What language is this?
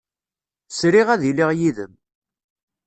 Kabyle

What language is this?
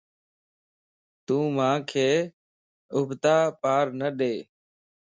Lasi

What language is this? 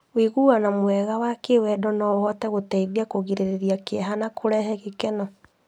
Kikuyu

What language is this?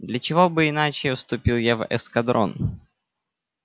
Russian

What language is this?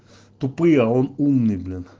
Russian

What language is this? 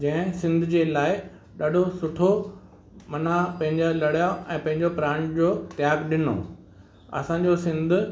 Sindhi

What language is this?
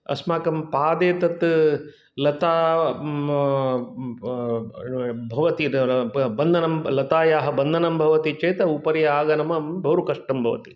Sanskrit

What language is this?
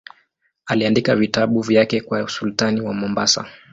Swahili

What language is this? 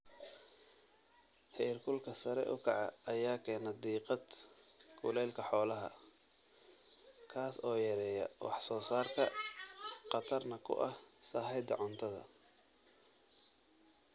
Somali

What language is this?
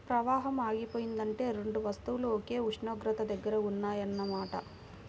Telugu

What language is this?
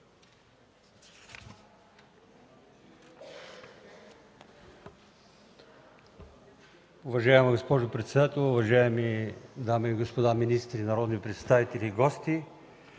Bulgarian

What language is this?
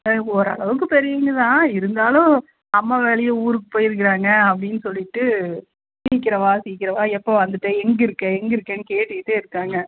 Tamil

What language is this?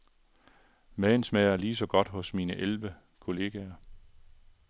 Danish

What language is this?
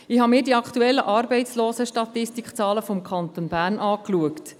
Swiss German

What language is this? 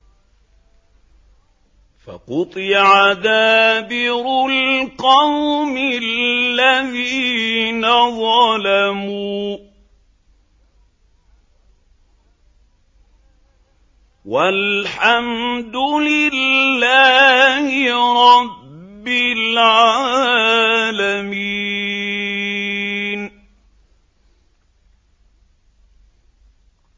Arabic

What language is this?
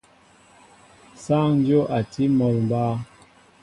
Mbo (Cameroon)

